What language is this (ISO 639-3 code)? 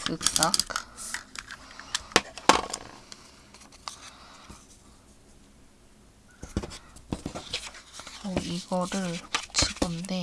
kor